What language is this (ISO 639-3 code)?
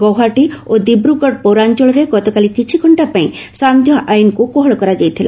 ori